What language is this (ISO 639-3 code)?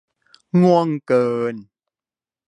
tha